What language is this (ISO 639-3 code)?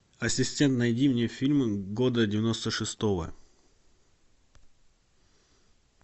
rus